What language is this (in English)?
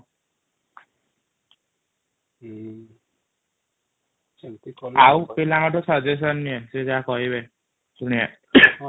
Odia